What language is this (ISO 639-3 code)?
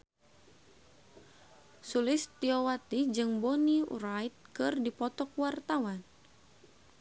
sun